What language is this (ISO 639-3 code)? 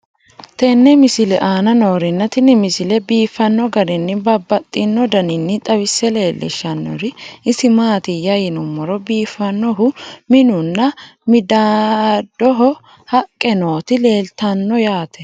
sid